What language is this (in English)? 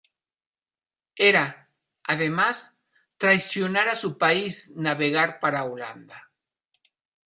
Spanish